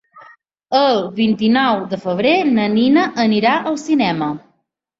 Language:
Catalan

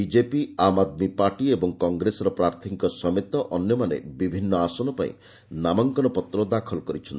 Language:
Odia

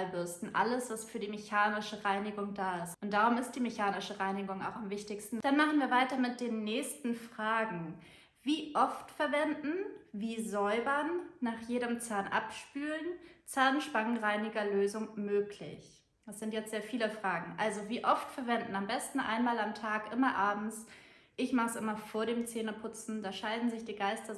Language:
German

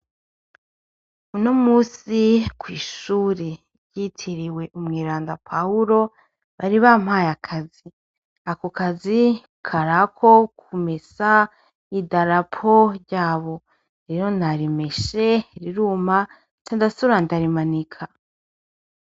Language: Rundi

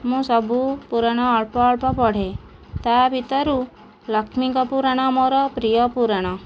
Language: Odia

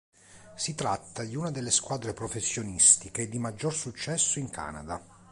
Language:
Italian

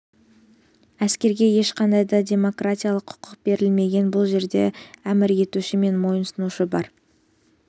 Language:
Kazakh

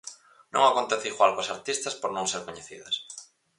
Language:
Galician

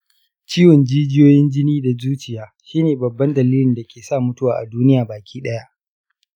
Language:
Hausa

